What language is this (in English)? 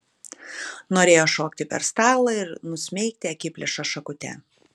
Lithuanian